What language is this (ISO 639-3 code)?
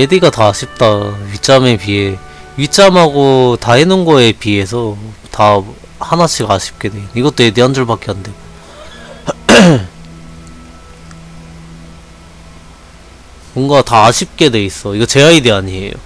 kor